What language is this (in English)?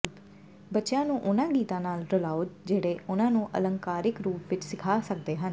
Punjabi